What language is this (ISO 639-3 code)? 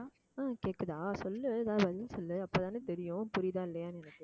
tam